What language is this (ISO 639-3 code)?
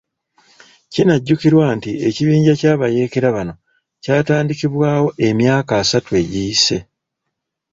lug